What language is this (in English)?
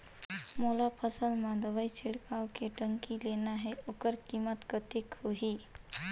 Chhattisgarhi